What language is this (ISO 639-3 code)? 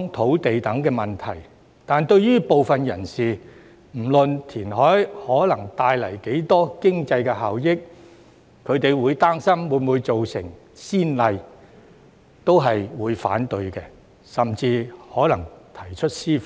yue